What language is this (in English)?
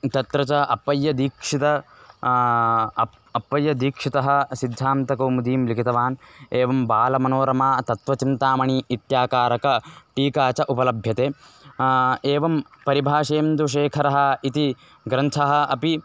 Sanskrit